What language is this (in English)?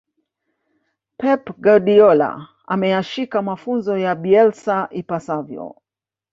Swahili